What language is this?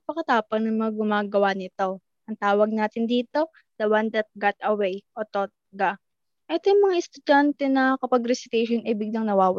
Filipino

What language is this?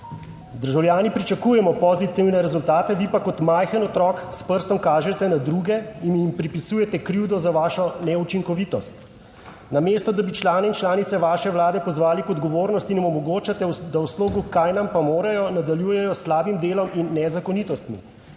Slovenian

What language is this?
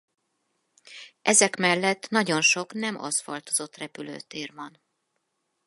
Hungarian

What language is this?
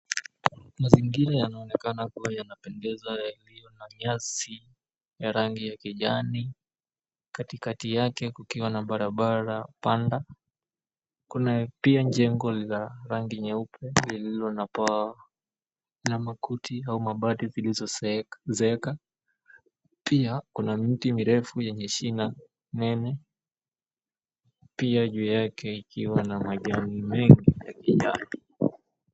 Swahili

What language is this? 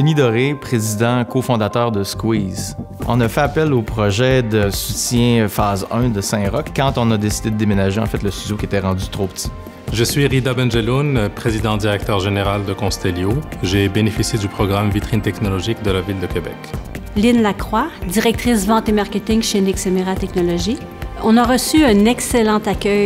French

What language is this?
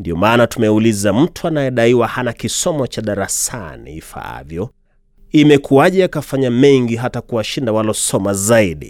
Swahili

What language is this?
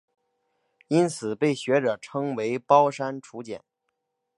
Chinese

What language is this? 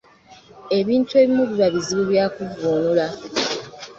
Ganda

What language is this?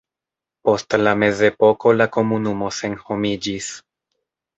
Esperanto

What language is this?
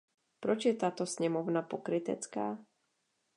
Czech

